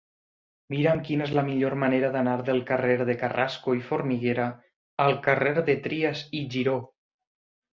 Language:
Catalan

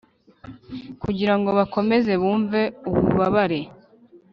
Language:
Kinyarwanda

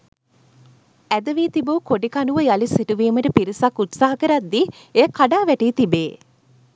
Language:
Sinhala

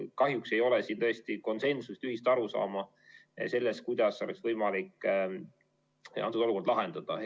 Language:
Estonian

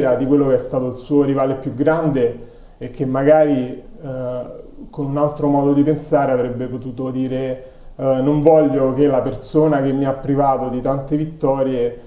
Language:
Italian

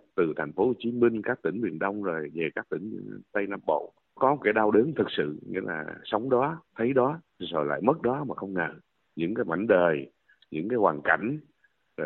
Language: Vietnamese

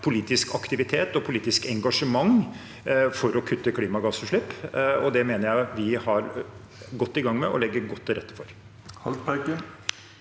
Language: Norwegian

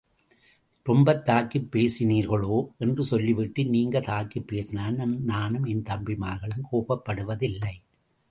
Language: Tamil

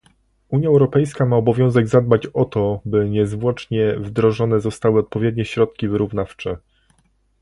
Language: Polish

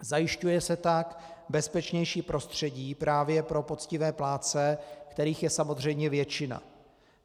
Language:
Czech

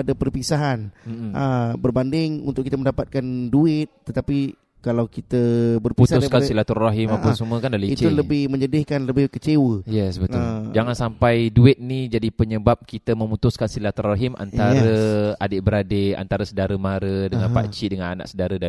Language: Malay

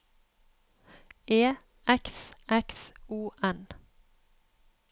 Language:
Norwegian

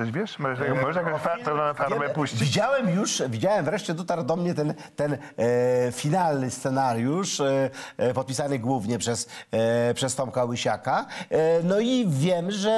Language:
Polish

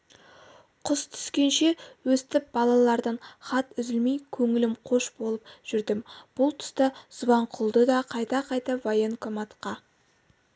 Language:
Kazakh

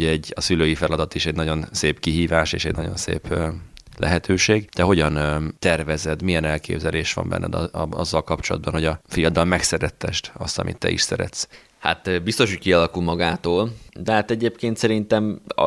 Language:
Hungarian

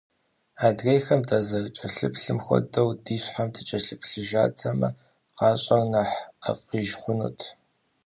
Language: Kabardian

